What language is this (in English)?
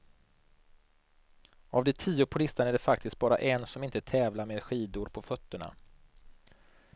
Swedish